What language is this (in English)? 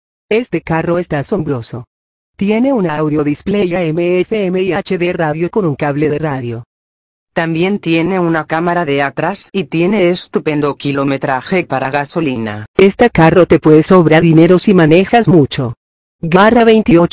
Spanish